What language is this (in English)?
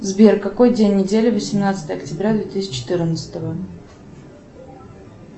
Russian